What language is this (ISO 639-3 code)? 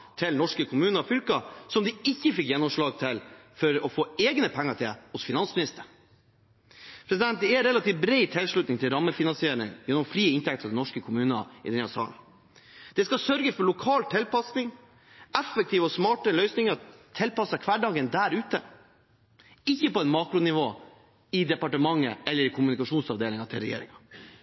nob